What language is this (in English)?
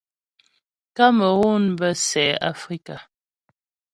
Ghomala